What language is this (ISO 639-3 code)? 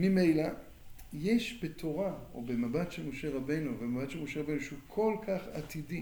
heb